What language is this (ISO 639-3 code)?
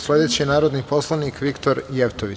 srp